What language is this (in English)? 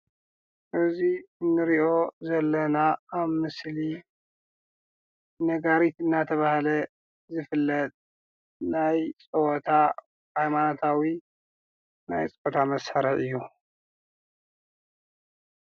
Tigrinya